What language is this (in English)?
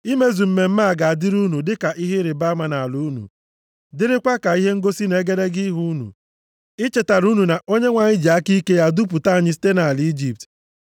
Igbo